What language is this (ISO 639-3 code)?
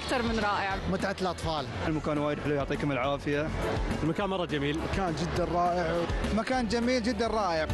ara